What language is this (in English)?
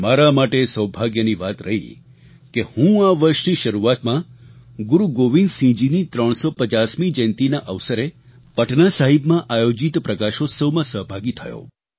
Gujarati